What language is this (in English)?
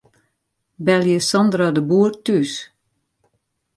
Western Frisian